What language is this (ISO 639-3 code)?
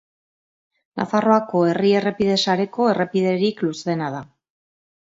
eus